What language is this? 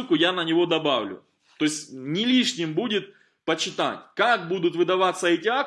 Russian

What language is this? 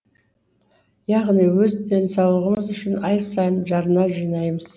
Kazakh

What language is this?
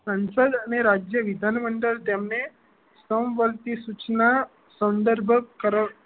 Gujarati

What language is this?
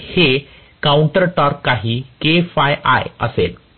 Marathi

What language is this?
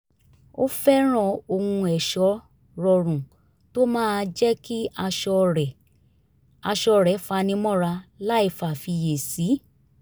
Yoruba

